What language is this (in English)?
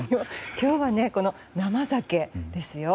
Japanese